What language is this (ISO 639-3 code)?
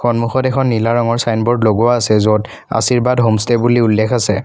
asm